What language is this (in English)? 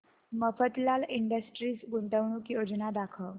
Marathi